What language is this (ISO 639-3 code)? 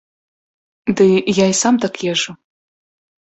bel